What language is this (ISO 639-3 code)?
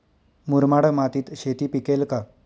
mar